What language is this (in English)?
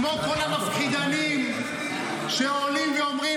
Hebrew